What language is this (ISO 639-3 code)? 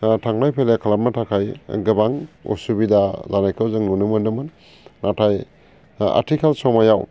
brx